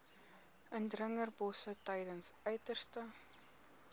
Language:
Afrikaans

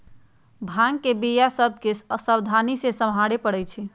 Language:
Magahi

